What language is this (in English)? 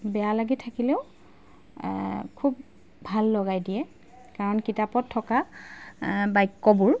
Assamese